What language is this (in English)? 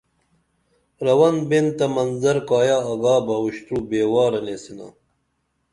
Dameli